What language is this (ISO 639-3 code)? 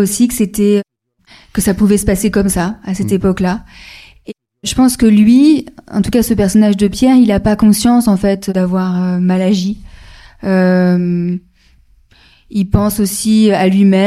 fra